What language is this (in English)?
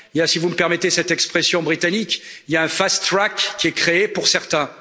French